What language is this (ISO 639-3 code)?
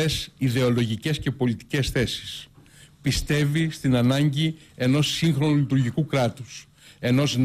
ell